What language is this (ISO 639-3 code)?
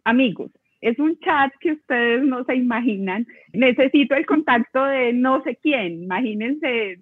spa